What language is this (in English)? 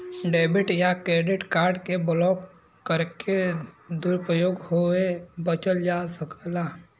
Bhojpuri